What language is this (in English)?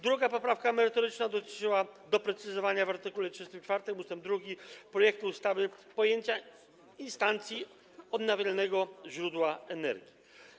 Polish